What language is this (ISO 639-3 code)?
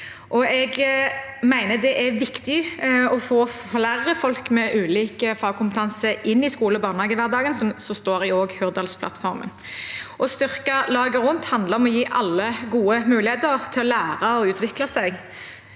nor